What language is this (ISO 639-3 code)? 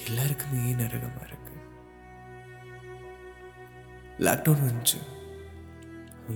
tam